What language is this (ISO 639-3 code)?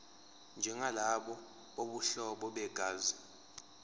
zul